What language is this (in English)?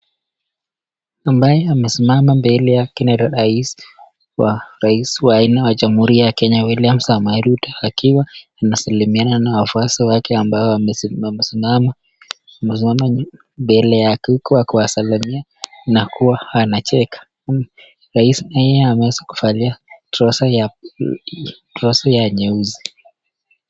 Swahili